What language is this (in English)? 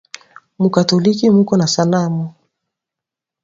Swahili